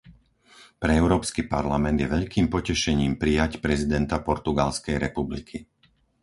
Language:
Slovak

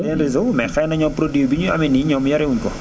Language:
Wolof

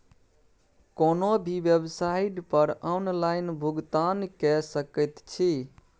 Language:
Maithili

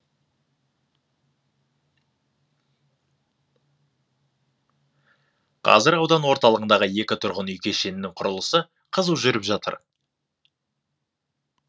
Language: Kazakh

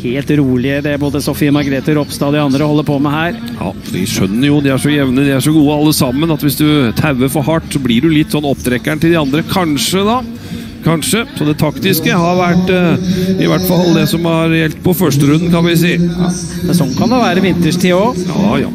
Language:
Norwegian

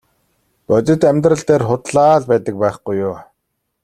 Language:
Mongolian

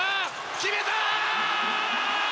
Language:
Japanese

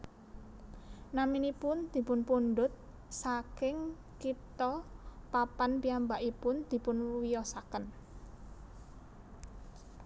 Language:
Javanese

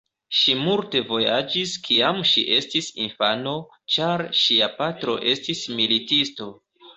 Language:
Esperanto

